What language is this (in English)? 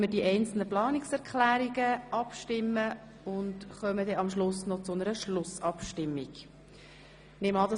Swiss German